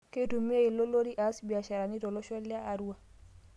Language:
Masai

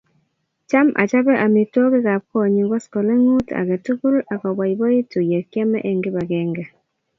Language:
Kalenjin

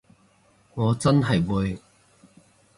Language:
Cantonese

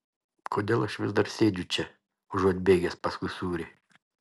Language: Lithuanian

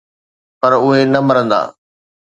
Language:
Sindhi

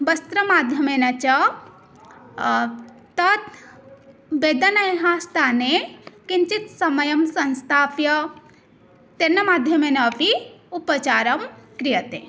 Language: Sanskrit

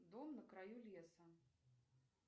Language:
Russian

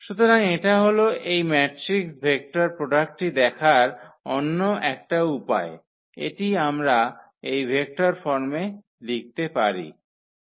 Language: Bangla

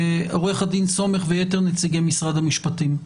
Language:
Hebrew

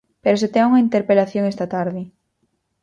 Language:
Galician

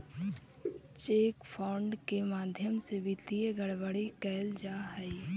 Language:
Magahi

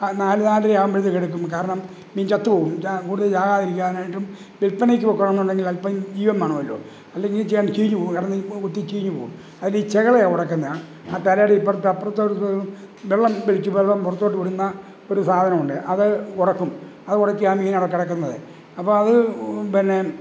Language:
Malayalam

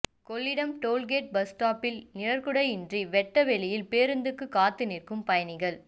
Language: Tamil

